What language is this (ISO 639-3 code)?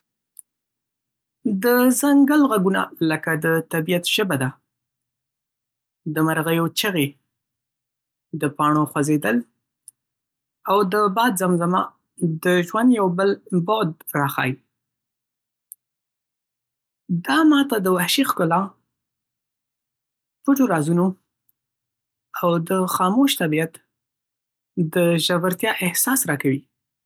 pus